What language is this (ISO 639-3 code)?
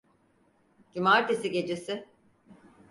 tur